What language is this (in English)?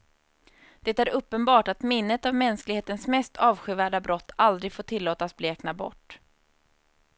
Swedish